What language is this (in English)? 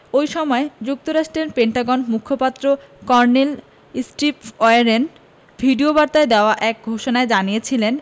Bangla